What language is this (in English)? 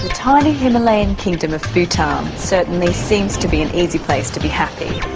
English